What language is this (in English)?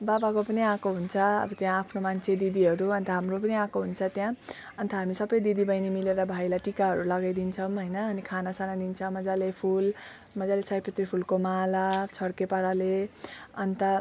Nepali